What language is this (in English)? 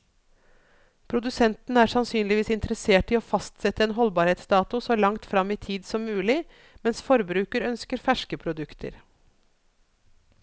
Norwegian